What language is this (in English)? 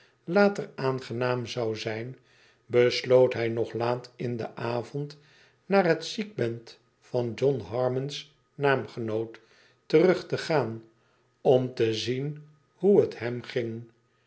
Dutch